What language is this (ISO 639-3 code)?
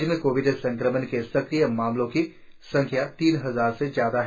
hin